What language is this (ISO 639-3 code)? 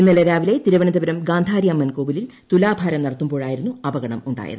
mal